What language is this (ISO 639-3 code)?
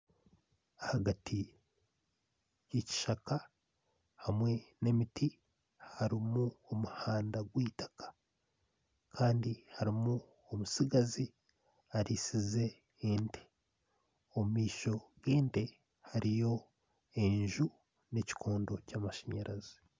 nyn